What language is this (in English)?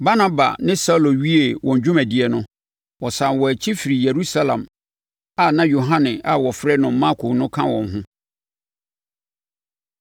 Akan